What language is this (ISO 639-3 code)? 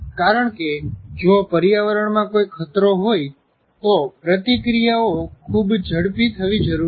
guj